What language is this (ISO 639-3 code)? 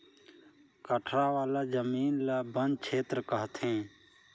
hne